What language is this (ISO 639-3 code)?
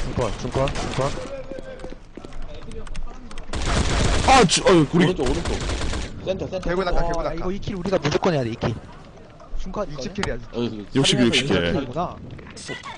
kor